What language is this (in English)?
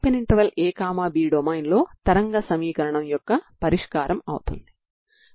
Telugu